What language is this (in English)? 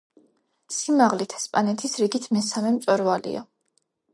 Georgian